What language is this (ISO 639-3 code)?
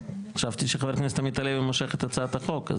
heb